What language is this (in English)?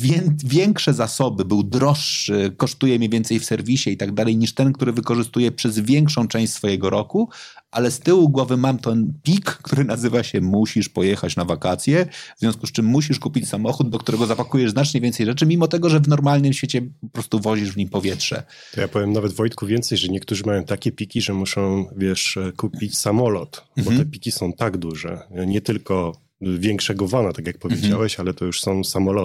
Polish